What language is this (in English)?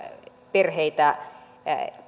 Finnish